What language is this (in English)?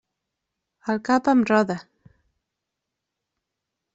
Catalan